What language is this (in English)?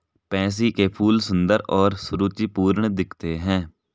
Hindi